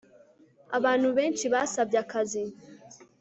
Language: Kinyarwanda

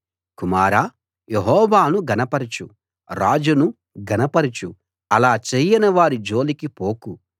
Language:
Telugu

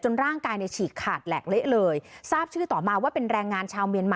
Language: Thai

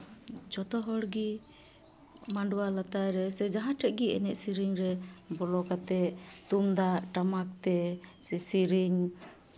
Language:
Santali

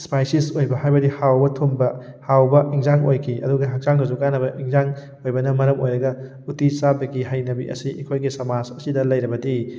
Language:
Manipuri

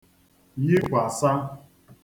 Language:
Igbo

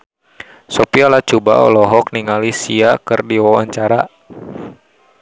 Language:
Sundanese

